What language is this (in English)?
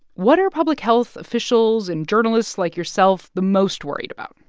English